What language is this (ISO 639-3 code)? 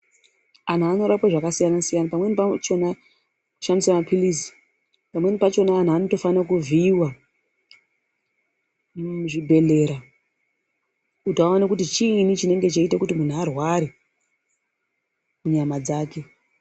ndc